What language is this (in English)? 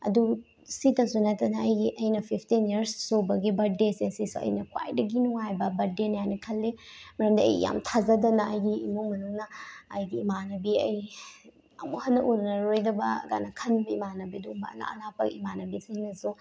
Manipuri